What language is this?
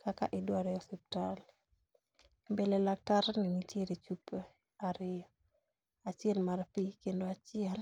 Luo (Kenya and Tanzania)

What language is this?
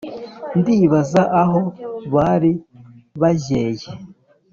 Kinyarwanda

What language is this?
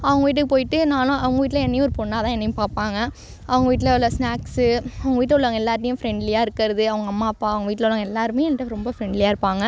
Tamil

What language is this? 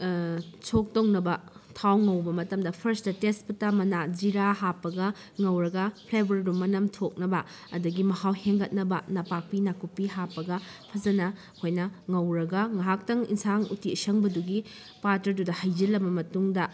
Manipuri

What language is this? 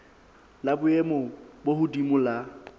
Southern Sotho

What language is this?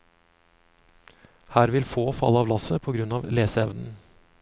Norwegian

